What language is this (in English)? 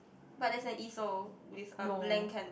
English